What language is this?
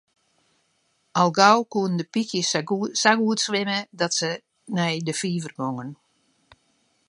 Western Frisian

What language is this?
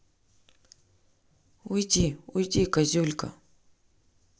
Russian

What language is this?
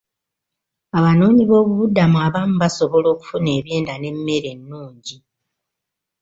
Ganda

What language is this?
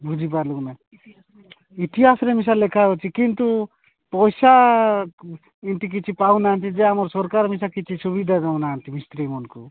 Odia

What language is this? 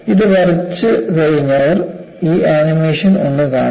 Malayalam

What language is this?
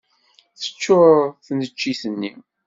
Kabyle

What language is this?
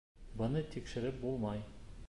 Bashkir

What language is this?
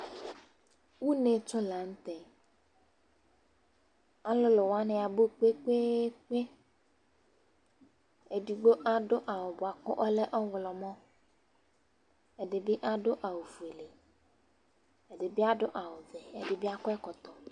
Ikposo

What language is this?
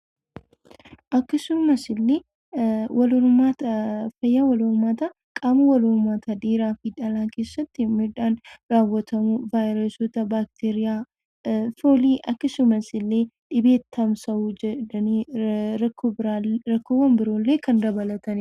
Oromo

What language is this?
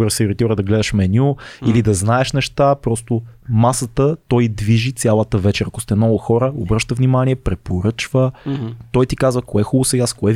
Bulgarian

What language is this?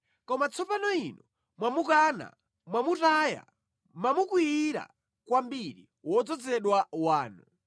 Nyanja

